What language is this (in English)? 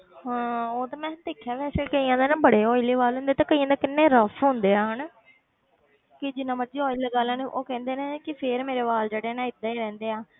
Punjabi